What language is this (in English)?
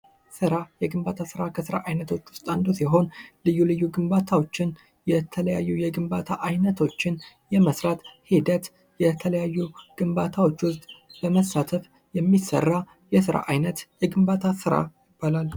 Amharic